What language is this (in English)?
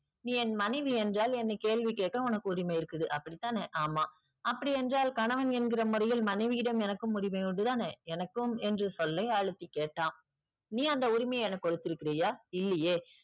Tamil